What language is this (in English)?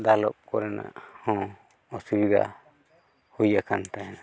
Santali